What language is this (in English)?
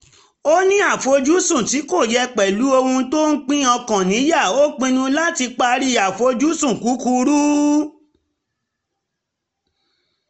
Yoruba